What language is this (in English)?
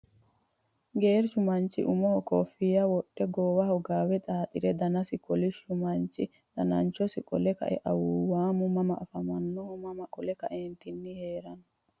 Sidamo